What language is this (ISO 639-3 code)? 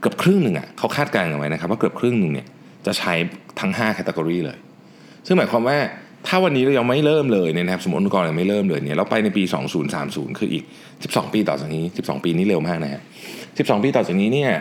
tha